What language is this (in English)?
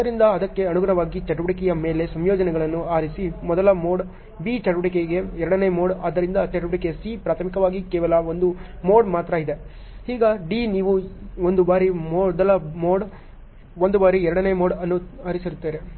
Kannada